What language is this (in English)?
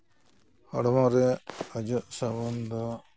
Santali